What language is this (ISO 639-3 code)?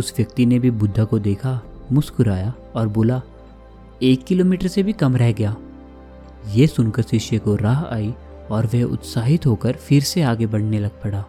hin